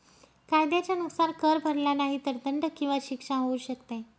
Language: Marathi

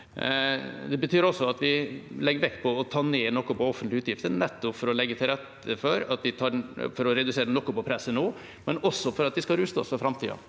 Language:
Norwegian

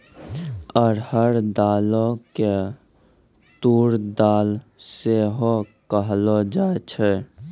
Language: Maithili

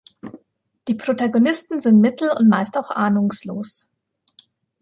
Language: German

